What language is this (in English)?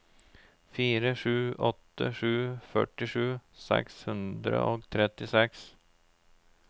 Norwegian